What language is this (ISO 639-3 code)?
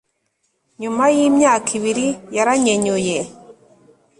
kin